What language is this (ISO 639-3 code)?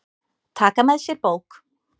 isl